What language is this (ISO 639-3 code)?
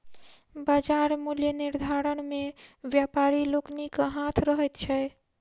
mai